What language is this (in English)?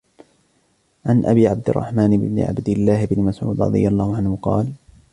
Arabic